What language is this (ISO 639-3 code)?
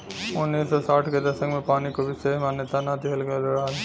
bho